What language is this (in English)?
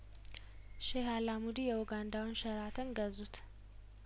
Amharic